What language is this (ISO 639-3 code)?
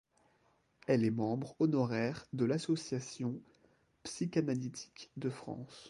fra